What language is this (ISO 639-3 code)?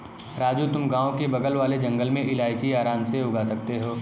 hin